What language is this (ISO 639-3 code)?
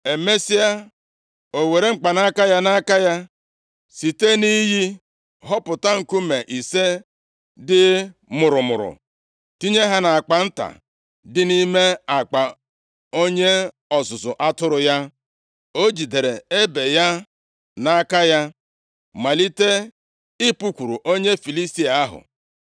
ibo